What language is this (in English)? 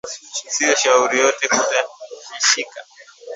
Swahili